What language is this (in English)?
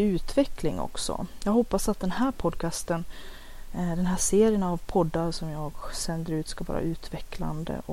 Swedish